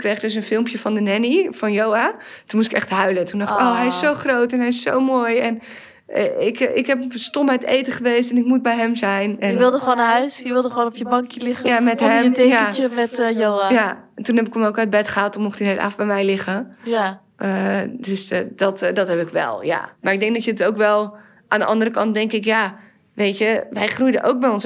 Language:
Dutch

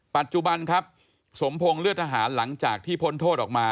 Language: Thai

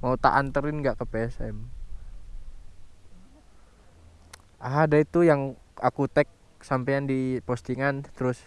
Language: Indonesian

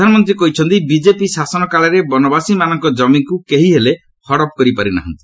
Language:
Odia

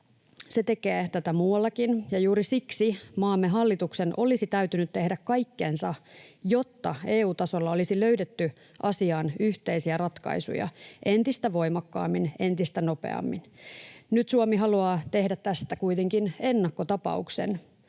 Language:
Finnish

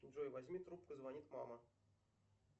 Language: Russian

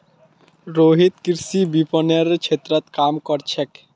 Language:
Magahi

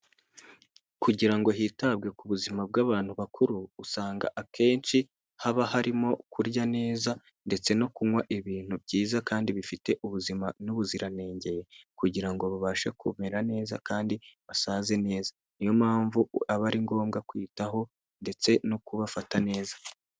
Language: Kinyarwanda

